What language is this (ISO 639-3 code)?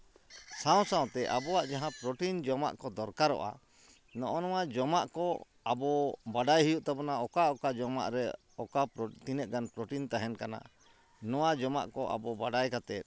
sat